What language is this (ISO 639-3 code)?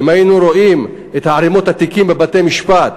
heb